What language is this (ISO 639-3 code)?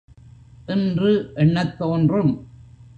tam